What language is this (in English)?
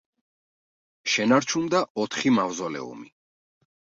Georgian